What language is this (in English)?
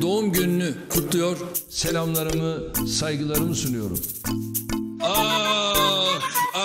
Turkish